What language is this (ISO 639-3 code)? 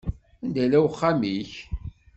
kab